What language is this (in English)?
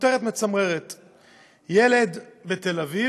Hebrew